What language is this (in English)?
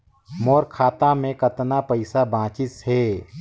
Chhattisgarhi